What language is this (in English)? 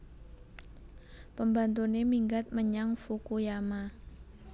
Javanese